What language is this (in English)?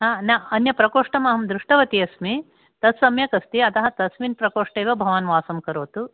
Sanskrit